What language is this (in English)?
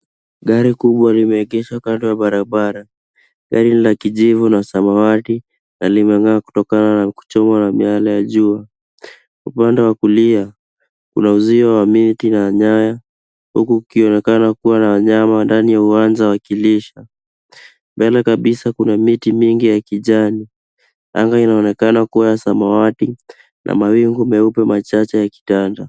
Swahili